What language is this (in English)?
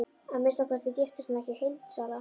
Icelandic